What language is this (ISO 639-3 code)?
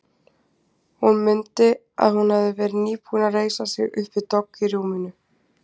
isl